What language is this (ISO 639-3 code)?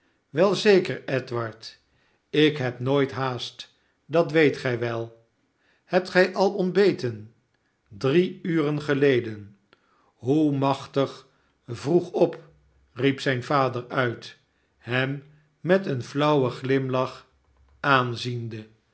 nld